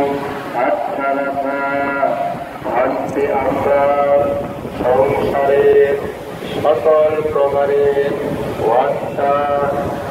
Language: Arabic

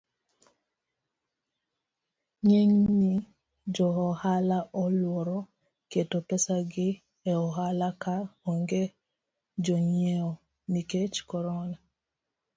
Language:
Luo (Kenya and Tanzania)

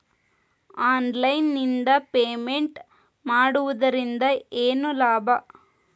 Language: Kannada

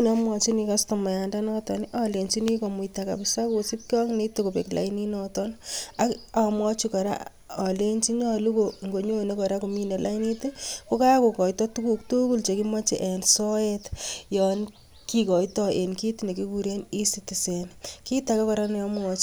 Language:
Kalenjin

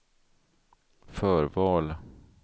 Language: Swedish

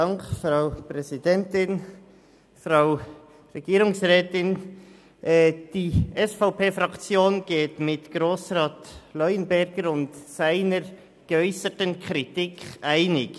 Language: Swiss German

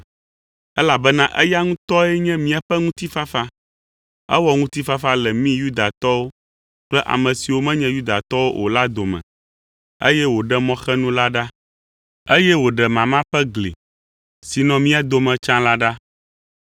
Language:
Ewe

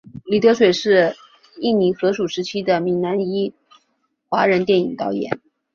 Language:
Chinese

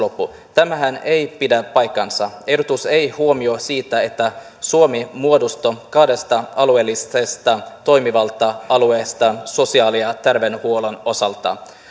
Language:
Finnish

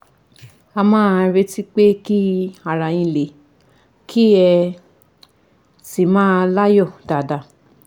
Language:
Yoruba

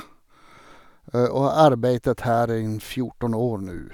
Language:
Norwegian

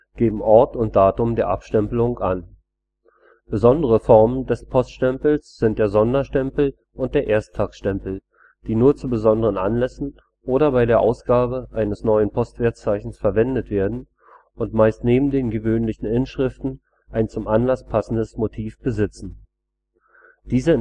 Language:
German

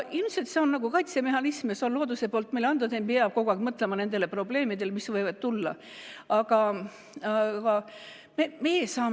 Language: Estonian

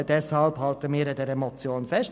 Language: Swiss German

